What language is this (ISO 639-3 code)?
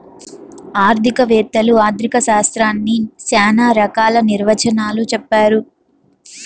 tel